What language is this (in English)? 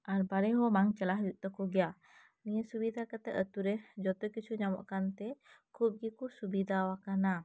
Santali